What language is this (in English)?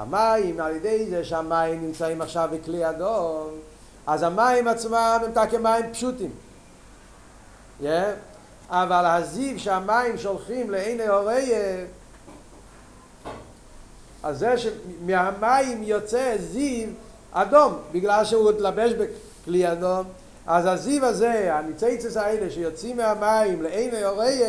Hebrew